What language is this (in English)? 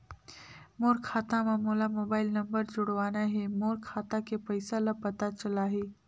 Chhattisgarhi